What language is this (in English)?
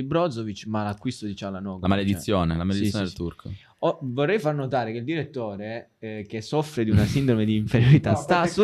Italian